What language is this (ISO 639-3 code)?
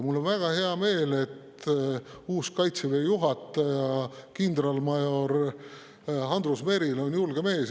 est